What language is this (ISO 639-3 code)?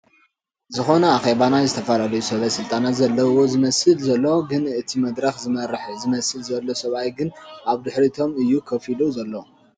tir